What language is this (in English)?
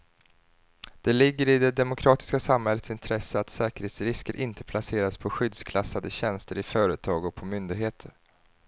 Swedish